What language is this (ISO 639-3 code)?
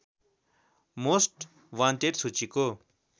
nep